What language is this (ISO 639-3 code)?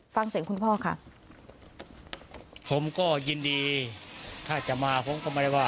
tha